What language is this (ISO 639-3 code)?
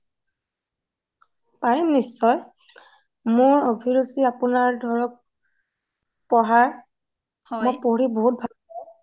asm